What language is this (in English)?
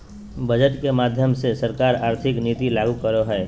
Magahi